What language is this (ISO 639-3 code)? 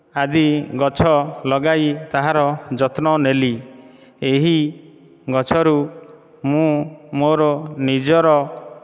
ori